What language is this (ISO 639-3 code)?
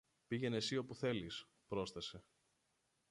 ell